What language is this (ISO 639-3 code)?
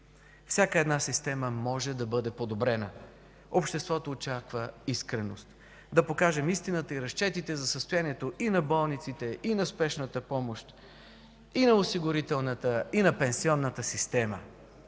bul